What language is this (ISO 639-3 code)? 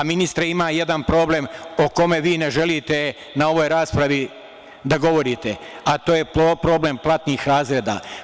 srp